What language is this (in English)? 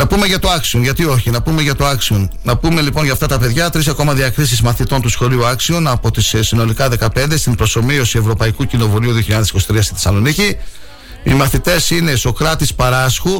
Greek